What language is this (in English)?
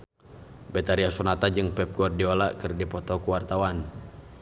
Sundanese